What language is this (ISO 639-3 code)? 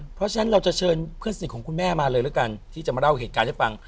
tha